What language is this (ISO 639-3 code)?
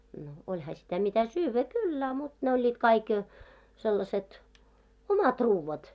fin